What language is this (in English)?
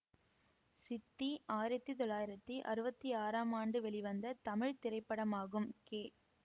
Tamil